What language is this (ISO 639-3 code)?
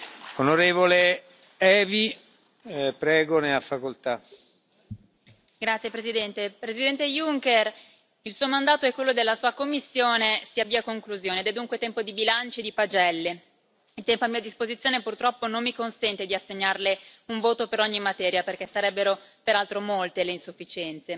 ita